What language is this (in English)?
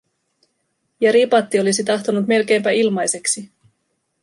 Finnish